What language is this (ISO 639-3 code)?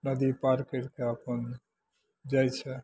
mai